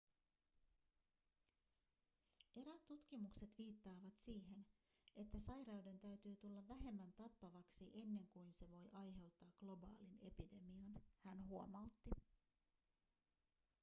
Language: Finnish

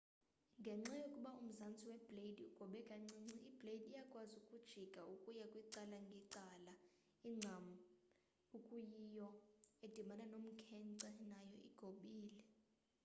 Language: Xhosa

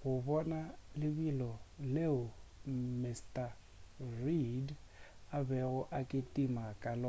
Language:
Northern Sotho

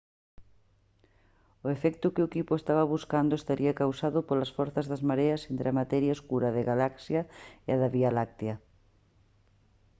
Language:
Galician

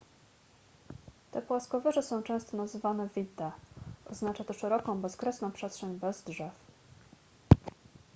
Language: Polish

